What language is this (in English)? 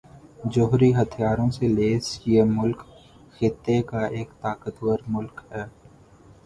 Urdu